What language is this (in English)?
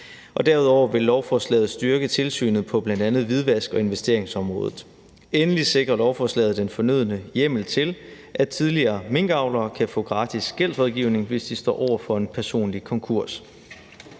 Danish